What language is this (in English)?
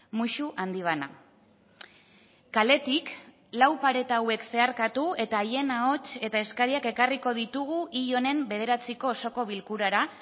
Basque